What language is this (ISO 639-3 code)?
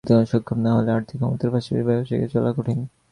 ben